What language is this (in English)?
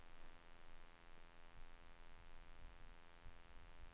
Swedish